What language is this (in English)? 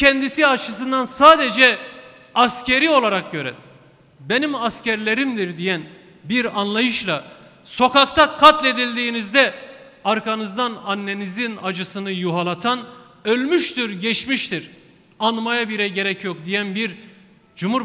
Turkish